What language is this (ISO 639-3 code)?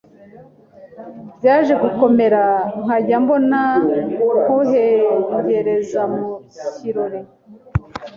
kin